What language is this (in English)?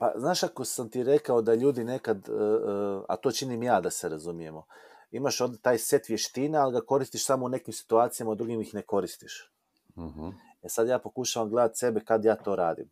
Croatian